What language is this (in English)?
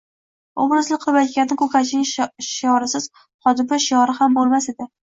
Uzbek